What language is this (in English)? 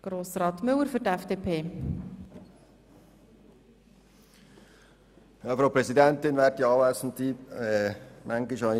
Swiss German